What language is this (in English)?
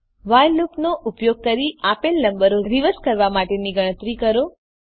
Gujarati